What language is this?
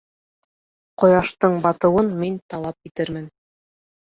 Bashkir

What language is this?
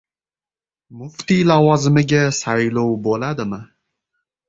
Uzbek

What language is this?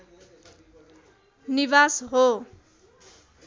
Nepali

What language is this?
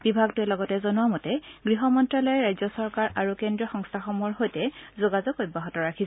Assamese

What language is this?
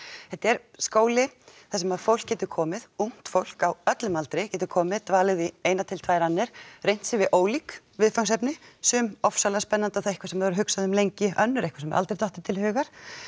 Icelandic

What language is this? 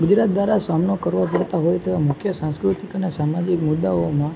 Gujarati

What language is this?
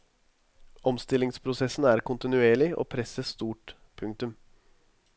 Norwegian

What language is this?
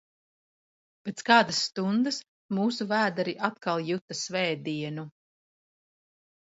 Latvian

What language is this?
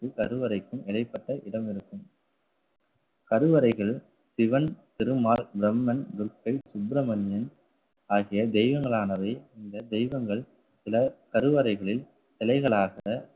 Tamil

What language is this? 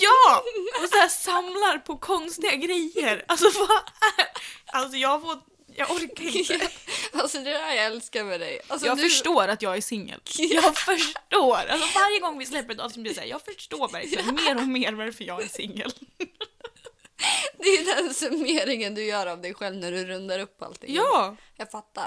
Swedish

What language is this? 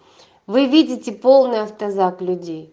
Russian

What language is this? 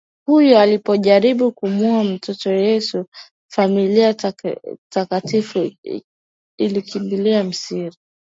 Swahili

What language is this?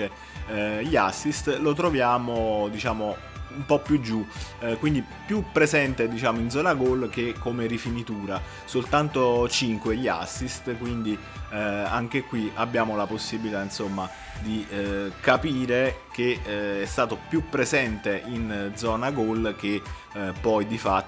Italian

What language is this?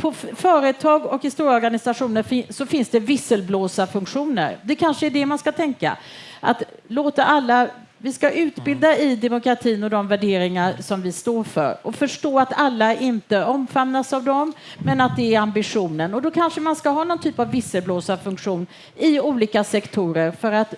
Swedish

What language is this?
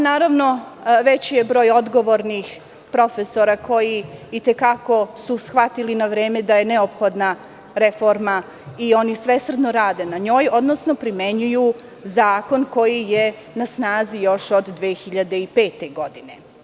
Serbian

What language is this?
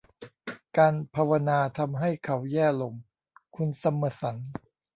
Thai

